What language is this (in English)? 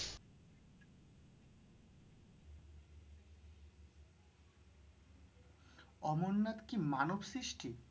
Bangla